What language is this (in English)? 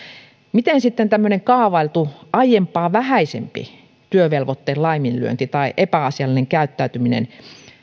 Finnish